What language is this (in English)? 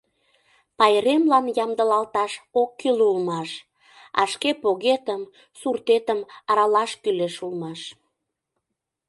Mari